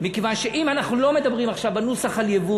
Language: Hebrew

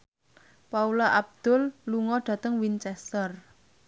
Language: Javanese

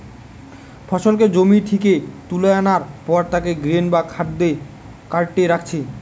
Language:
Bangla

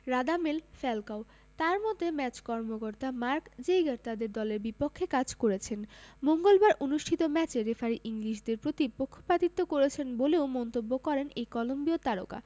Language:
Bangla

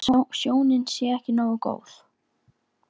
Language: Icelandic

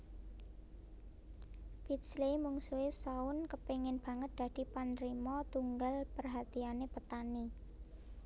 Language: Javanese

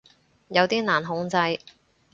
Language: Cantonese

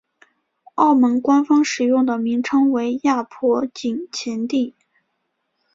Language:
Chinese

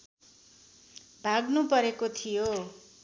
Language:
Nepali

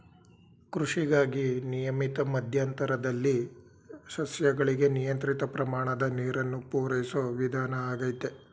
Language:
Kannada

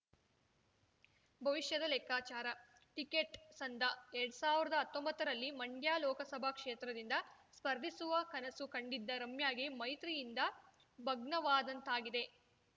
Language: Kannada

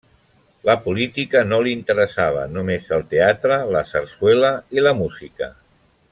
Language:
Catalan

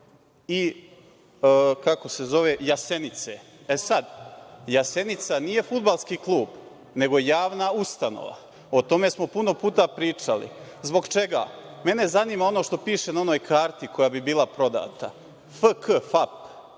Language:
Serbian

